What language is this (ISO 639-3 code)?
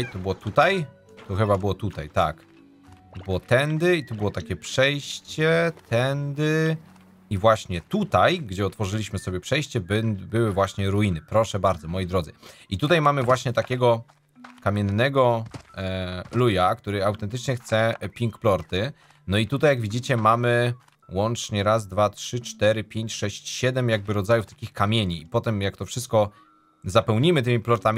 pol